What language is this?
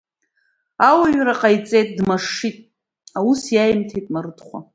Abkhazian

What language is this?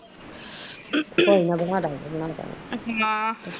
Punjabi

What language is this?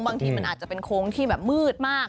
Thai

